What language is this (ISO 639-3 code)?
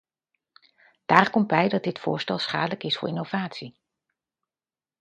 nld